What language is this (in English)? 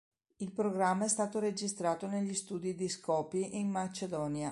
Italian